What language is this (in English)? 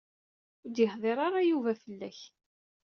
Kabyle